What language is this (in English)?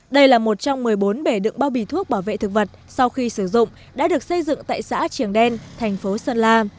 Vietnamese